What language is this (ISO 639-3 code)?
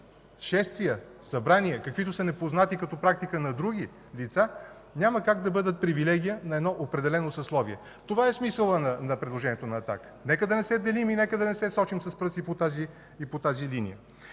bul